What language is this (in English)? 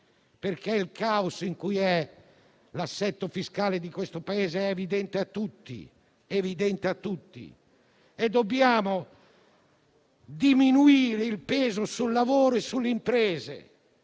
Italian